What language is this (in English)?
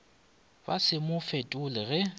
Northern Sotho